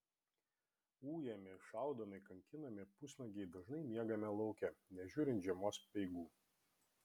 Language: Lithuanian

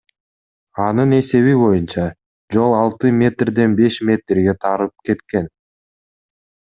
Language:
Kyrgyz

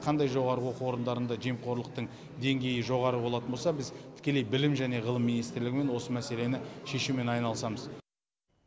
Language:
Kazakh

